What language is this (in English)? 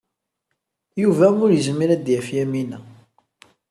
Kabyle